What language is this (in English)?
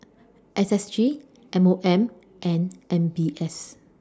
English